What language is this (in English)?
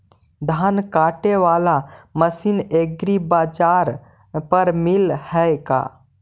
Magahi